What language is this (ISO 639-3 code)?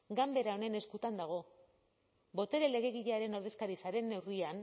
eus